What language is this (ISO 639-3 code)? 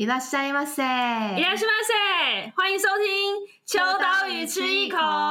zho